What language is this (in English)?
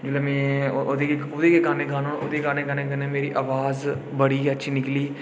Dogri